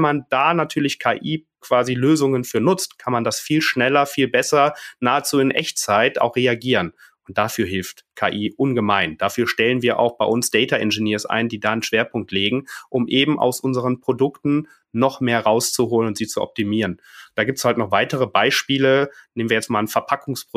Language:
German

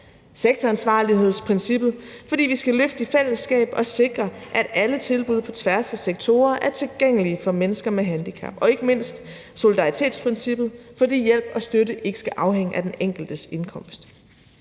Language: Danish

